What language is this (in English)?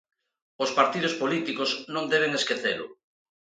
Galician